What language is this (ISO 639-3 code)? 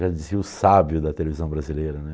por